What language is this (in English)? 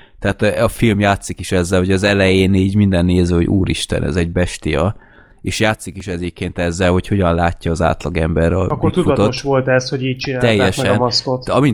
Hungarian